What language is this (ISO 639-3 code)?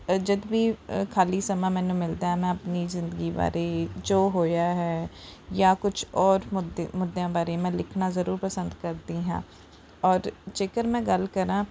pan